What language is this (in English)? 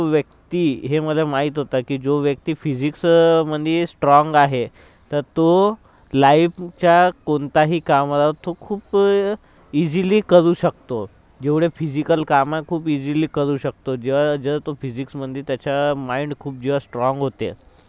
Marathi